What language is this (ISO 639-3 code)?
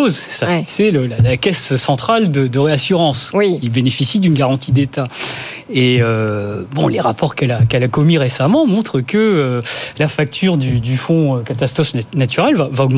fra